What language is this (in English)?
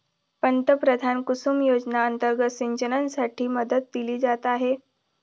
Marathi